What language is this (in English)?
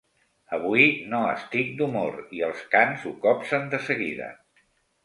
Catalan